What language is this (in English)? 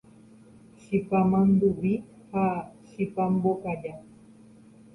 Guarani